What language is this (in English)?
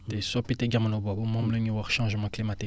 Wolof